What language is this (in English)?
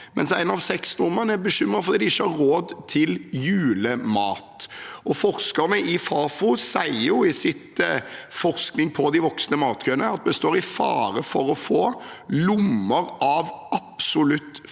Norwegian